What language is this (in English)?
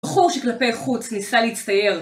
Hebrew